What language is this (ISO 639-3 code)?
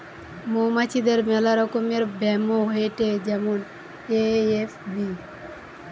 ben